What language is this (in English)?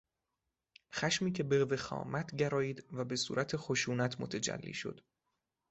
Persian